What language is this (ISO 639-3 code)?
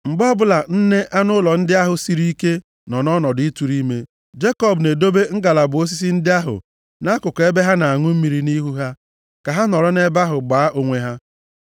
ibo